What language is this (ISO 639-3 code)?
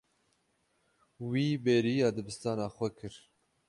kur